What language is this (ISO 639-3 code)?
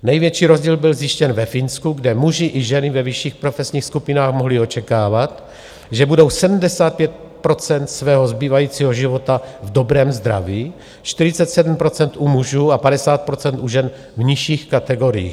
ces